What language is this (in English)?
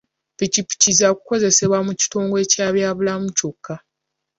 Ganda